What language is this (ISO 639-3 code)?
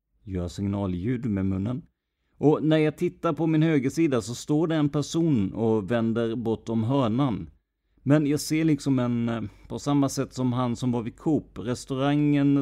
swe